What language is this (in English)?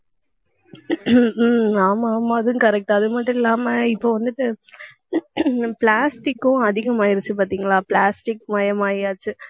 Tamil